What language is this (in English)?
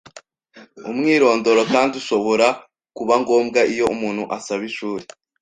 Kinyarwanda